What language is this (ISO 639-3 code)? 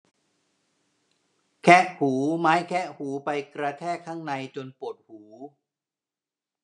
tha